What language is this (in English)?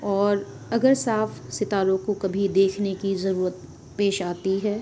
Urdu